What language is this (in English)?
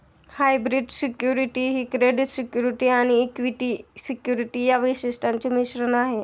Marathi